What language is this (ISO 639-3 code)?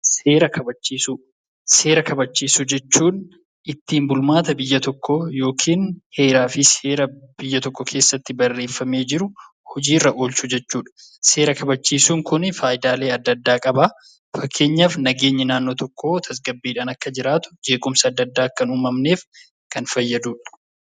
orm